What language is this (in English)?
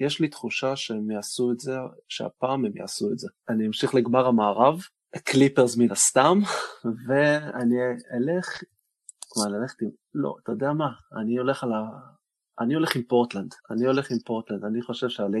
Hebrew